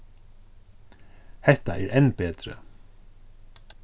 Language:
Faroese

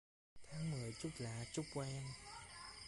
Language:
Vietnamese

